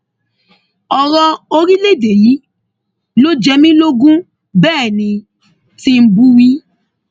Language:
Yoruba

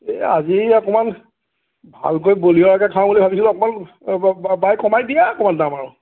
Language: Assamese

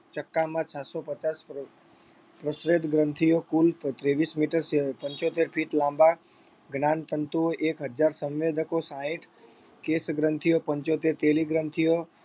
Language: Gujarati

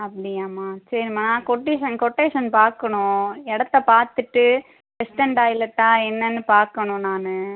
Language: Tamil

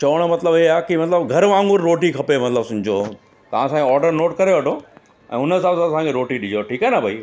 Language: Sindhi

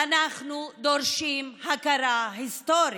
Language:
Hebrew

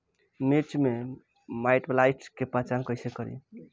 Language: Bhojpuri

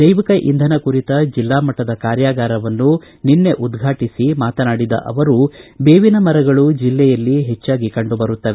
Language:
Kannada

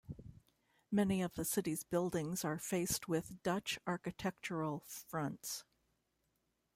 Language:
English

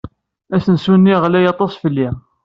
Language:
Kabyle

